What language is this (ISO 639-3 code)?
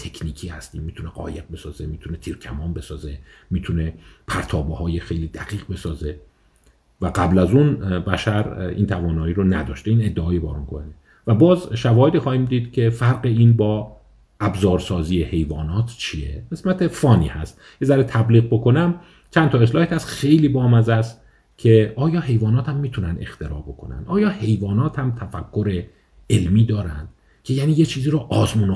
fas